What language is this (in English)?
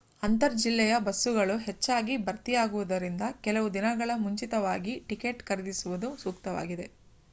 Kannada